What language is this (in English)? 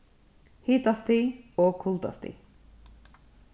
Faroese